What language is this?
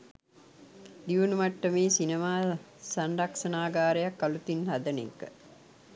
Sinhala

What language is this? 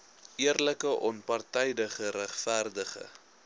Afrikaans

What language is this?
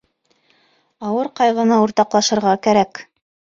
Bashkir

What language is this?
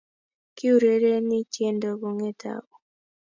Kalenjin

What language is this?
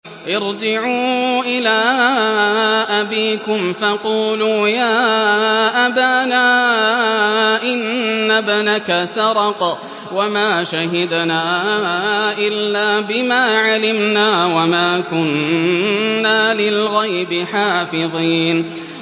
Arabic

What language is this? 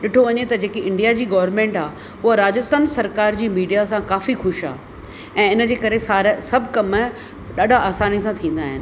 Sindhi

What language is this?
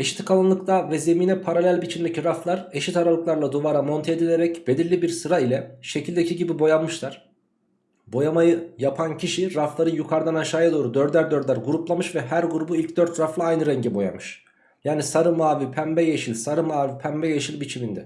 Turkish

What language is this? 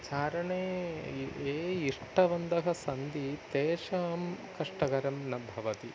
Sanskrit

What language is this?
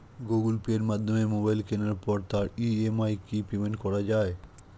Bangla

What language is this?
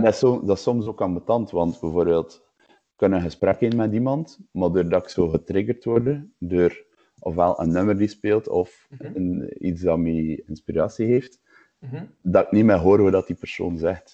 Dutch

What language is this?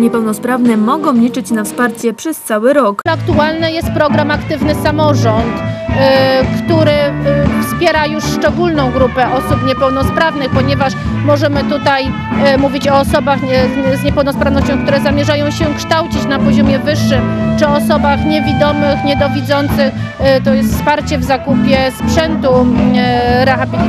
Polish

